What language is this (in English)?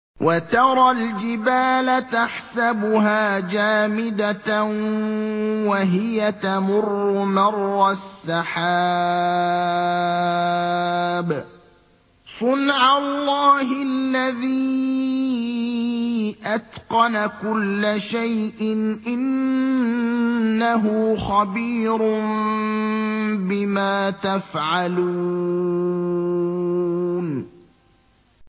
Arabic